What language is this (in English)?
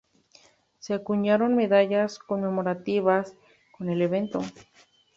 Spanish